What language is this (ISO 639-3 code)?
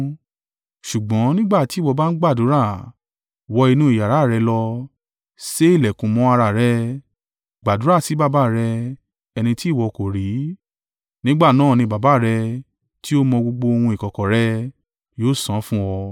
yor